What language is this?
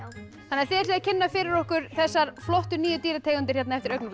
Icelandic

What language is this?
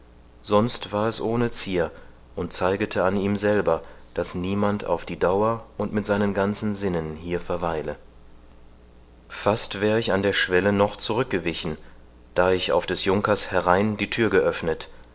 German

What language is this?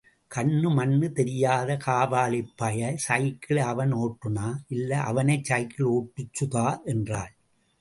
Tamil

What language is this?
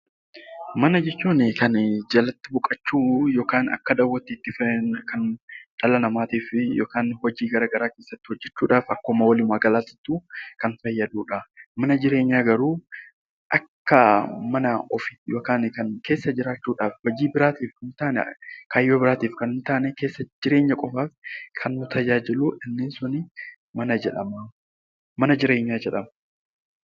Oromo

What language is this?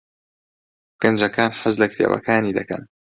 Central Kurdish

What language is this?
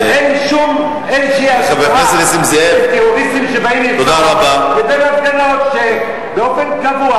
Hebrew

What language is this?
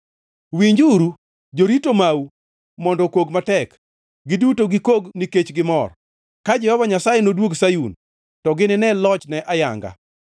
Luo (Kenya and Tanzania)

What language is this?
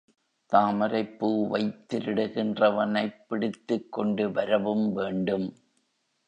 Tamil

